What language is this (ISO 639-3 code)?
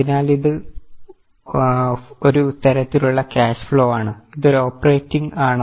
mal